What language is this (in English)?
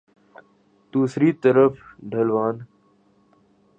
Urdu